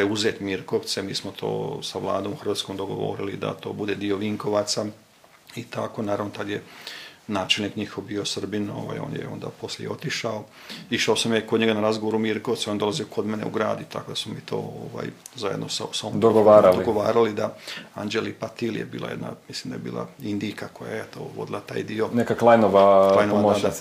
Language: Croatian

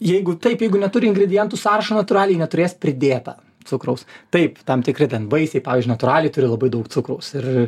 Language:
Lithuanian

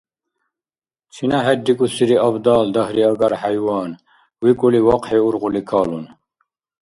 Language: Dargwa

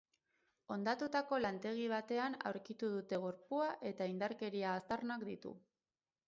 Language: Basque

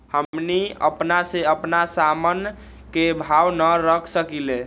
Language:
Magahi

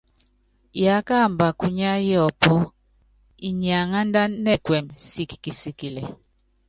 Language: Yangben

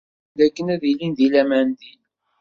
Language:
Kabyle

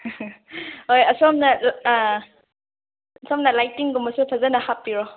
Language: Manipuri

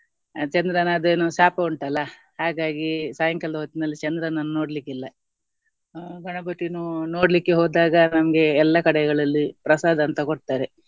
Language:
Kannada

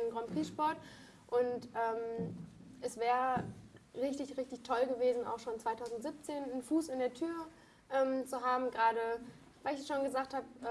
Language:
German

